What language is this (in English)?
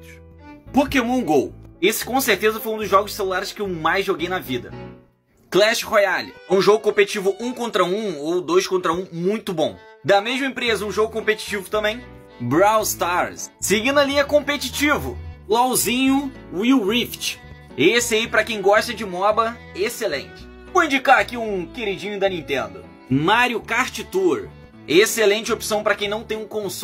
Portuguese